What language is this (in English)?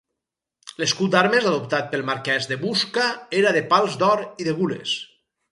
Catalan